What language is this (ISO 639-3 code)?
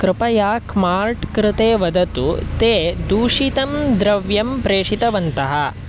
san